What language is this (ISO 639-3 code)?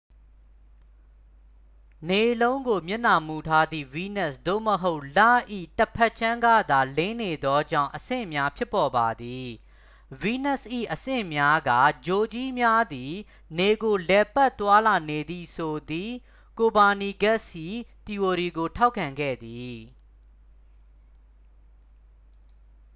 mya